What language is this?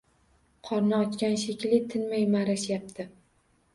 Uzbek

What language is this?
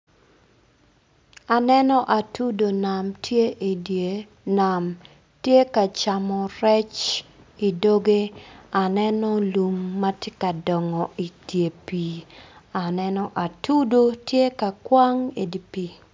Acoli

